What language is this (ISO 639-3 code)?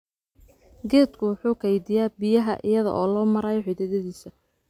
som